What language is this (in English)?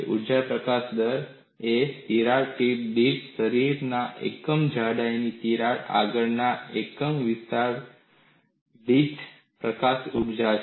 Gujarati